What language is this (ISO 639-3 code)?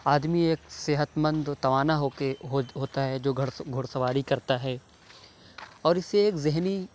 urd